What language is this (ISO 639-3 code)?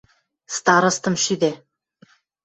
mrj